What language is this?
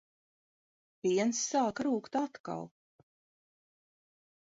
Latvian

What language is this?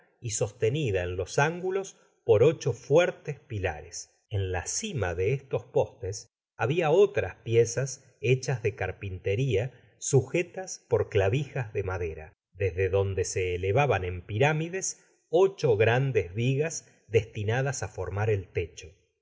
Spanish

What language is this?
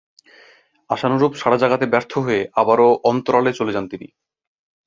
Bangla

